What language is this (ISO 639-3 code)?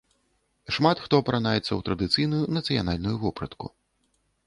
bel